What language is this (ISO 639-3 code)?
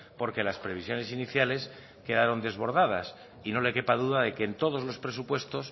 spa